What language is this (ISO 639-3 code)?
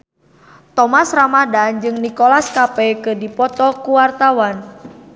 sun